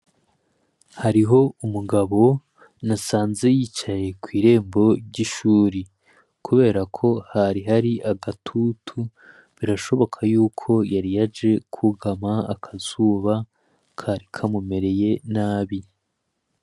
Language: Rundi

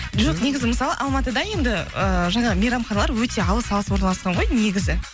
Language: Kazakh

